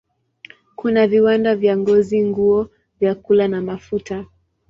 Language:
Swahili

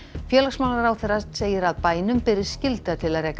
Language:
Icelandic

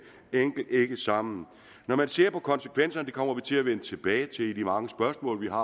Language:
Danish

